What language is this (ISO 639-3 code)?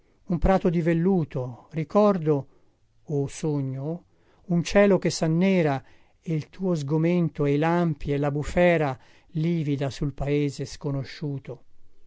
ita